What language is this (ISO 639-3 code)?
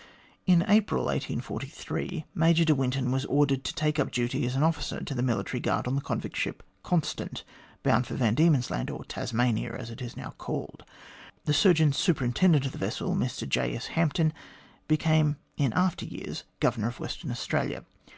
eng